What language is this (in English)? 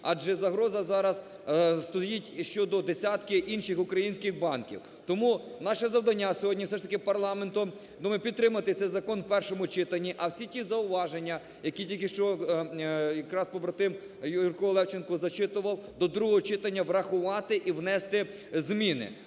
Ukrainian